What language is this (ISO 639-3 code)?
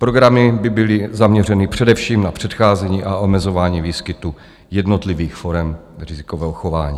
ces